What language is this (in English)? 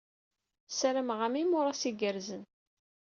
Kabyle